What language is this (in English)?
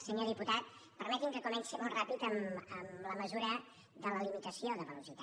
Catalan